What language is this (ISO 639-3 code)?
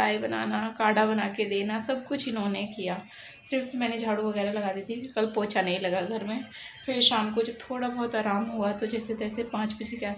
hin